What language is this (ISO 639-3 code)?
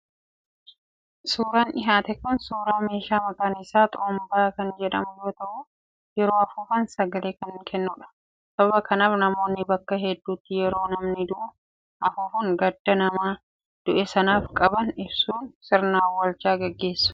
orm